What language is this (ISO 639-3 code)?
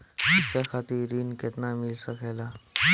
bho